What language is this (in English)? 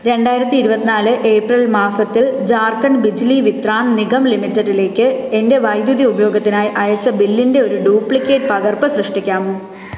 Malayalam